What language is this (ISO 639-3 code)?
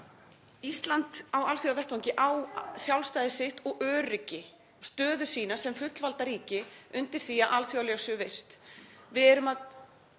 isl